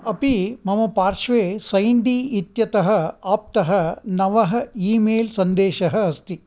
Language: Sanskrit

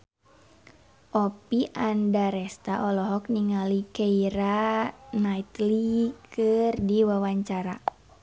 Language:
Sundanese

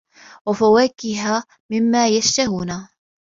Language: Arabic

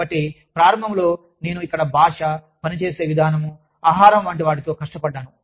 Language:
Telugu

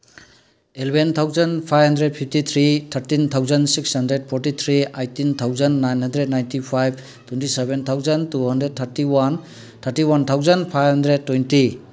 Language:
Manipuri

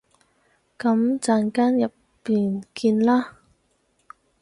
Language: Cantonese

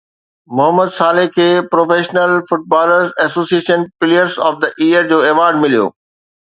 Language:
Sindhi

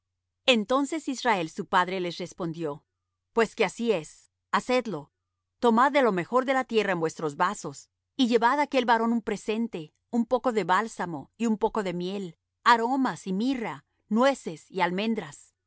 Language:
Spanish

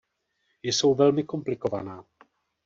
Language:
Czech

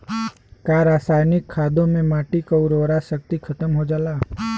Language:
Bhojpuri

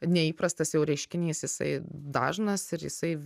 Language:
Lithuanian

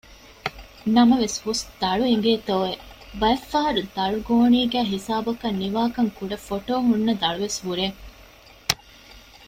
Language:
Divehi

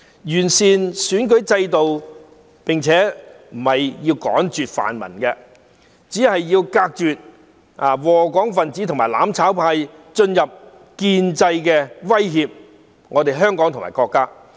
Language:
Cantonese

